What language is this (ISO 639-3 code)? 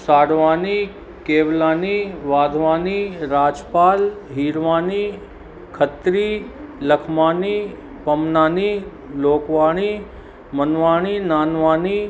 snd